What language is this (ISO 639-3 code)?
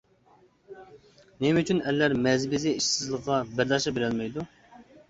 uig